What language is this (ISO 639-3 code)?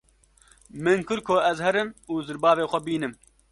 kur